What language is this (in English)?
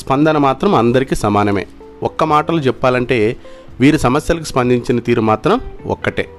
Telugu